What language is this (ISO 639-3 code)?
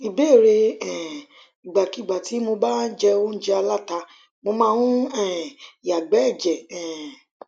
yor